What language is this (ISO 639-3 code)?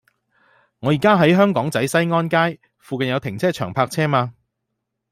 yue